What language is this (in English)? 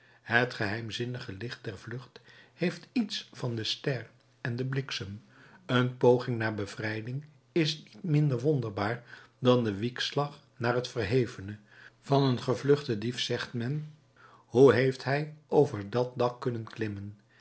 Dutch